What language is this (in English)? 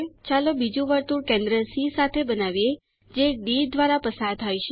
Gujarati